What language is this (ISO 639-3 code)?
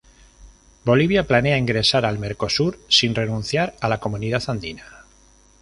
spa